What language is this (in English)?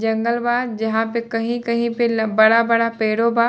Bhojpuri